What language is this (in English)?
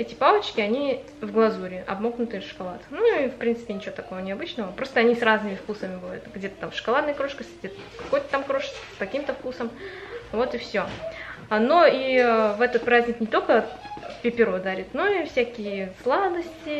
Russian